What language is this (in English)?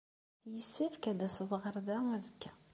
Kabyle